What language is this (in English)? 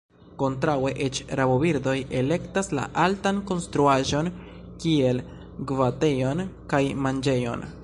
Esperanto